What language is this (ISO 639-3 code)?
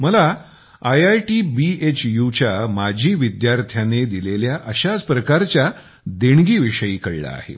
mar